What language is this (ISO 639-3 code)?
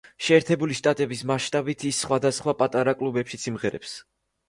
kat